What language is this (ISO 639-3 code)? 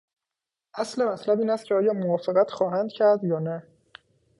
fas